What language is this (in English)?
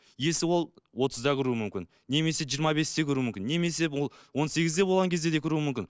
Kazakh